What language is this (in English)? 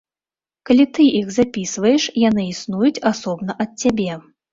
Belarusian